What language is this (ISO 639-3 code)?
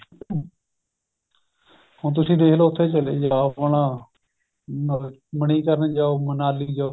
pan